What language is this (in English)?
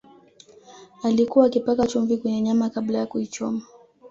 Swahili